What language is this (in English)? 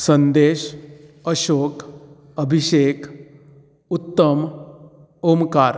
Konkani